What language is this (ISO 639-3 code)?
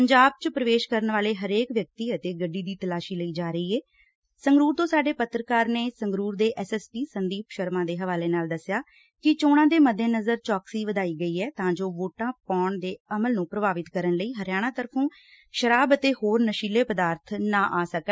pan